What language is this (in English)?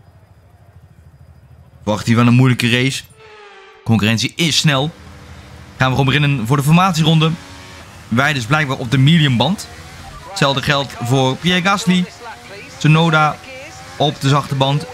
Dutch